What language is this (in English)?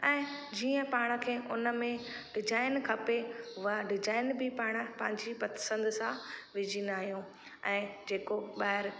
Sindhi